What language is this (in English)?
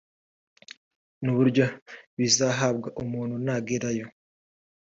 Kinyarwanda